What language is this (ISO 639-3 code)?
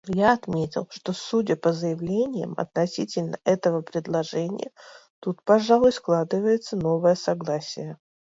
rus